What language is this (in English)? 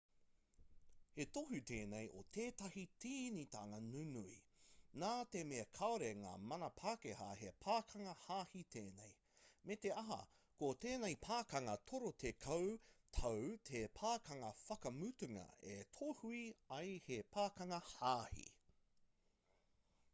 Māori